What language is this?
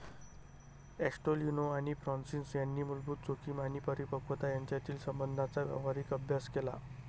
Marathi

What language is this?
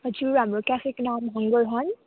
Nepali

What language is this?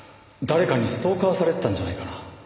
Japanese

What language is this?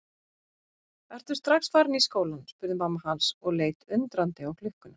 Icelandic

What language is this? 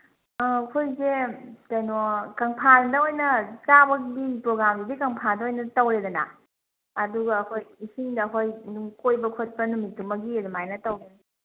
Manipuri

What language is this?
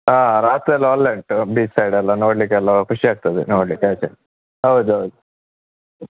Kannada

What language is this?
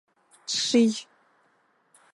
Adyghe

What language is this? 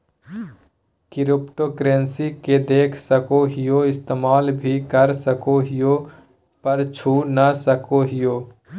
Magahi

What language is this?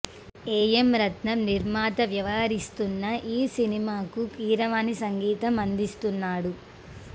Telugu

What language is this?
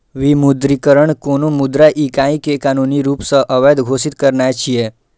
Maithili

